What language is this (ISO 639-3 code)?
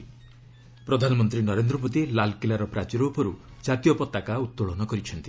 ori